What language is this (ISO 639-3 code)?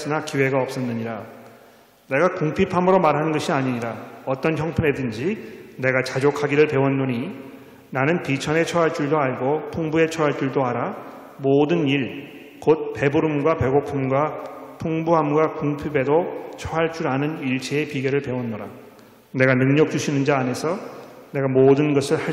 kor